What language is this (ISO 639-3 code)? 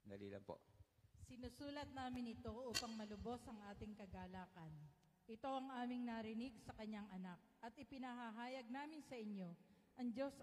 fil